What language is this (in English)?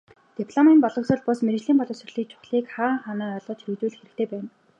Mongolian